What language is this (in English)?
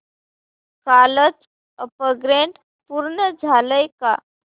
Marathi